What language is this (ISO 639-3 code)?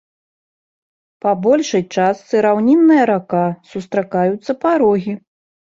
bel